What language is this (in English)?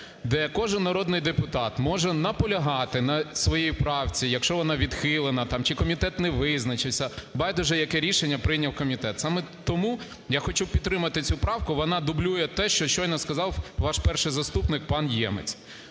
Ukrainian